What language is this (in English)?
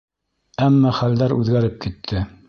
Bashkir